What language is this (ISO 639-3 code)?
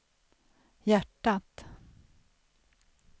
swe